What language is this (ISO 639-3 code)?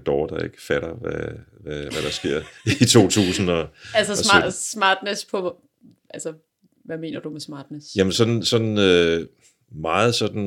dan